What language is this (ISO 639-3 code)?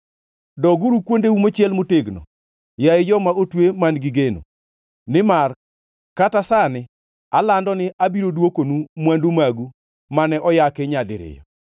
luo